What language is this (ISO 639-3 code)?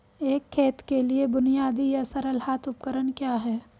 hin